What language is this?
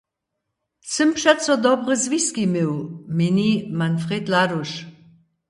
Upper Sorbian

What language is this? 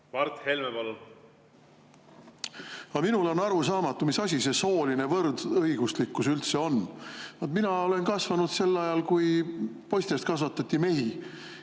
Estonian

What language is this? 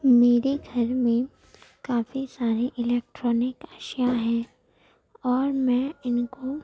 Urdu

